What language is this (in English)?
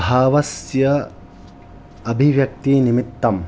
Sanskrit